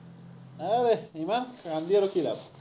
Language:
Assamese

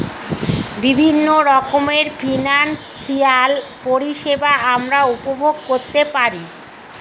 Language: Bangla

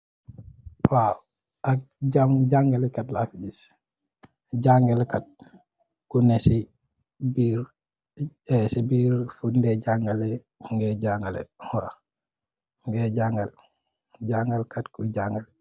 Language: Wolof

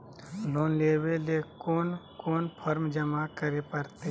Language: Magahi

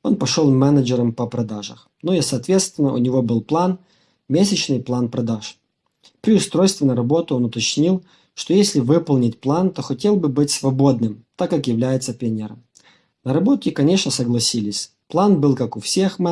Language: Russian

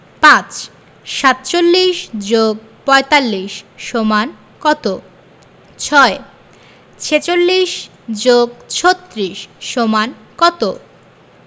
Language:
Bangla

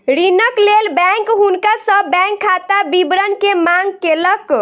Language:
Maithili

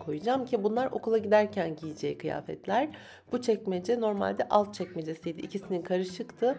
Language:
Turkish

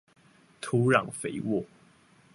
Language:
Chinese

